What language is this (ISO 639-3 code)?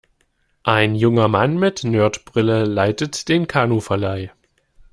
deu